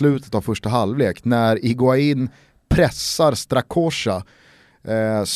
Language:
Swedish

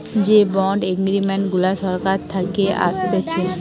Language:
Bangla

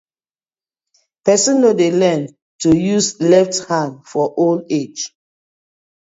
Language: Nigerian Pidgin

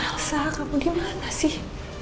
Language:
Indonesian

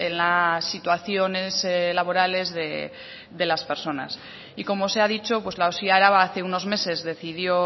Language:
Spanish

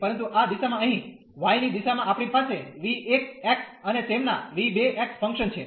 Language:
Gujarati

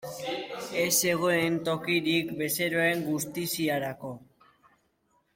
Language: Basque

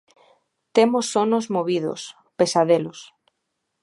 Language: Galician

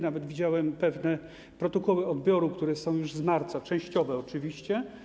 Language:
Polish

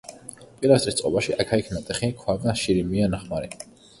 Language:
Georgian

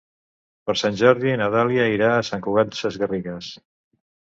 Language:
Catalan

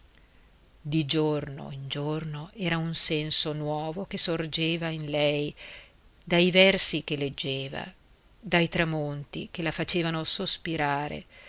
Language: Italian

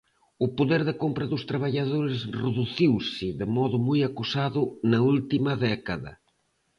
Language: Galician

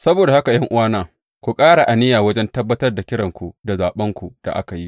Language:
Hausa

